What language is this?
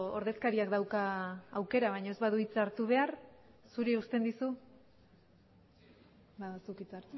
Basque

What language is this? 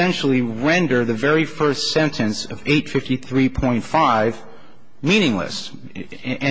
English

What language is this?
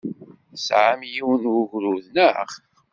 Kabyle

